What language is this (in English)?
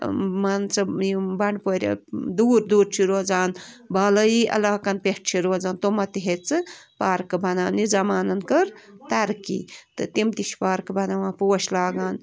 Kashmiri